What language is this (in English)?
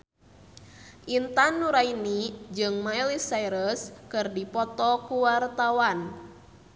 Sundanese